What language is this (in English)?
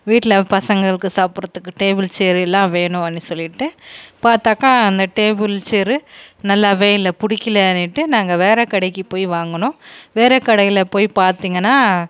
Tamil